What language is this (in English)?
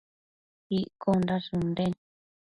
Matsés